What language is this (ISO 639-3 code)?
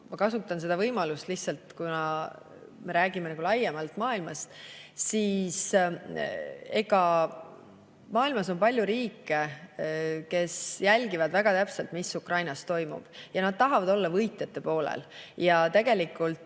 est